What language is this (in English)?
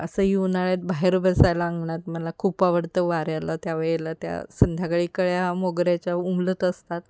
Marathi